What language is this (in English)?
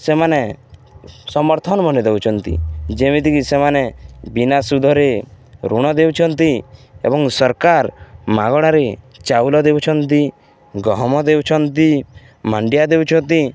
Odia